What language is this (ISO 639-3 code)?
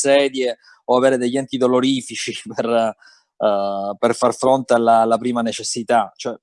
ita